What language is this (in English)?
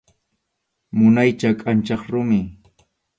Arequipa-La Unión Quechua